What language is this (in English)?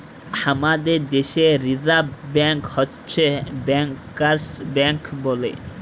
Bangla